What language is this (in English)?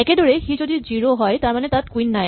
Assamese